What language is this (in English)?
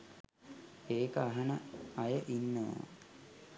Sinhala